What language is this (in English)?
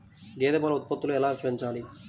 Telugu